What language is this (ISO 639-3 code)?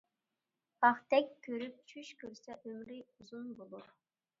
uig